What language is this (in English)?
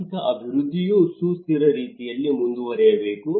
Kannada